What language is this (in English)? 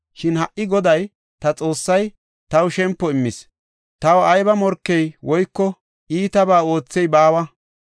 Gofa